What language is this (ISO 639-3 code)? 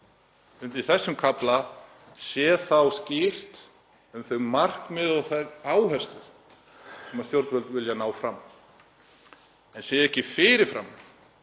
isl